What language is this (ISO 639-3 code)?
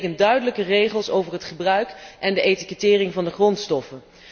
nld